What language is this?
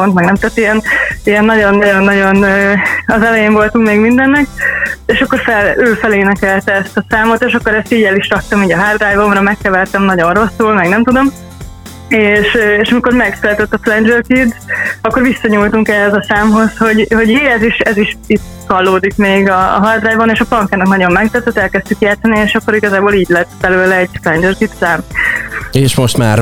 Hungarian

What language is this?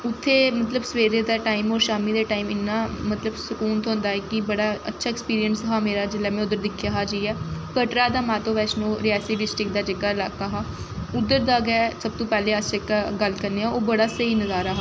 Dogri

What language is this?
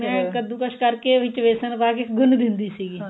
Punjabi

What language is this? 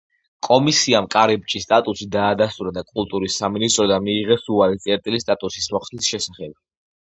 Georgian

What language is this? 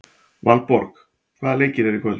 Icelandic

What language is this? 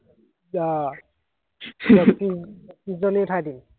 Assamese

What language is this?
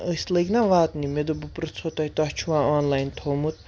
Kashmiri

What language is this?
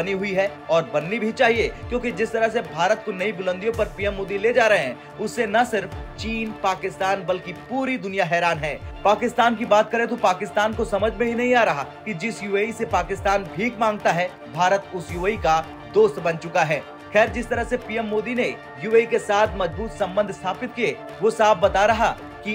Hindi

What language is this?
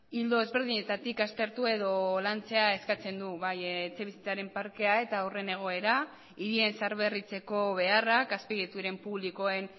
Basque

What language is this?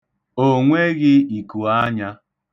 Igbo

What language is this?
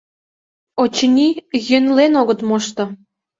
Mari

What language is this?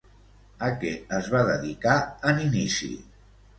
Catalan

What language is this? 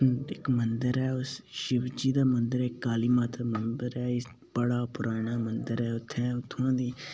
Dogri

